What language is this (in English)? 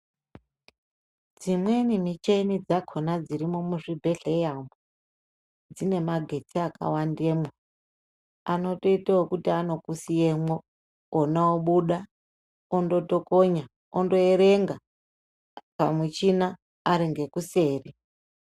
Ndau